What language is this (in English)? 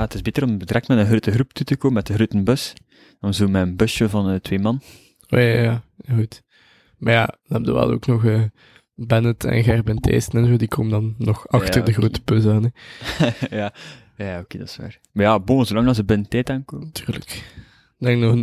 Dutch